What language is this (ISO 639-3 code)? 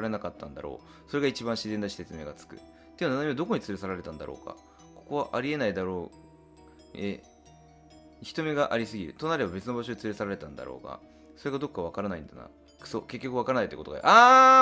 jpn